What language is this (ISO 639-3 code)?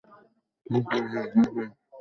ben